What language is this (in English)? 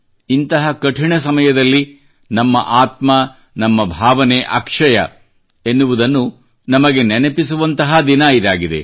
Kannada